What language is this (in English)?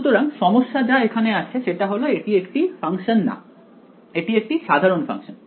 Bangla